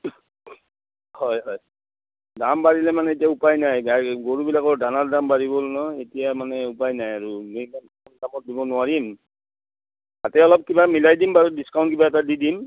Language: Assamese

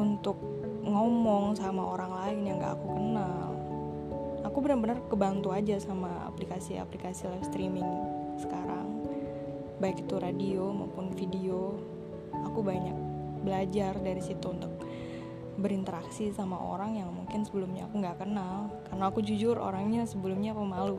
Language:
Indonesian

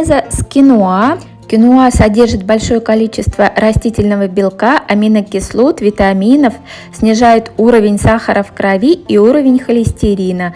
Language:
Russian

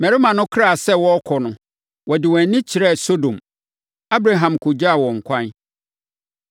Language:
Akan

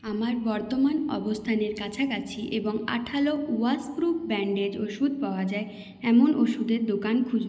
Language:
Bangla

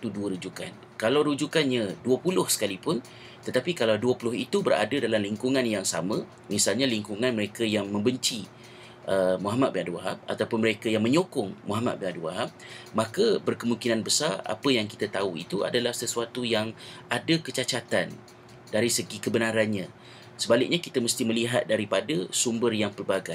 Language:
Malay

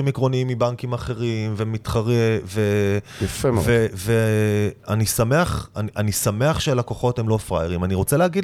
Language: Hebrew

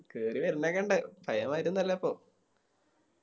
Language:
Malayalam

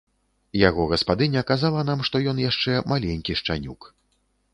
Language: Belarusian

